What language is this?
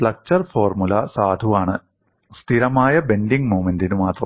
Malayalam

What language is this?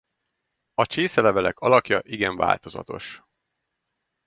Hungarian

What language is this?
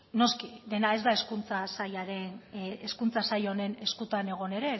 Basque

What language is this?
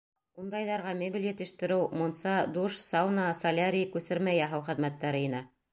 Bashkir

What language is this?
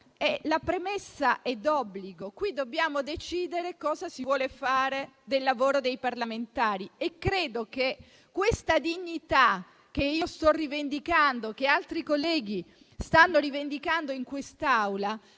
Italian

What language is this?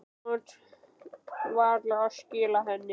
Icelandic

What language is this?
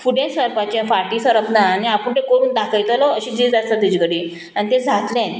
Konkani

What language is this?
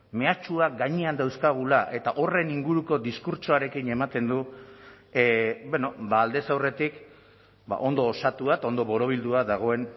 Basque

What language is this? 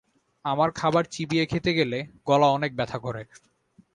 Bangla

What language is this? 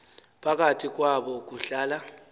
Xhosa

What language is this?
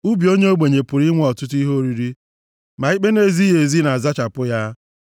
Igbo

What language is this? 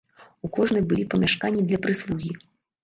Belarusian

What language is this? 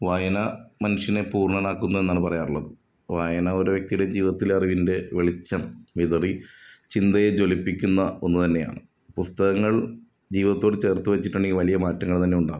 Malayalam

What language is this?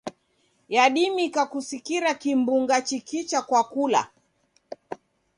Taita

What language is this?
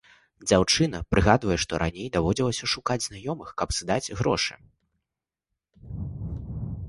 Belarusian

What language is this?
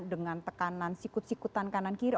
Indonesian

